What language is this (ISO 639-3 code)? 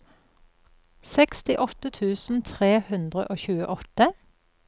nor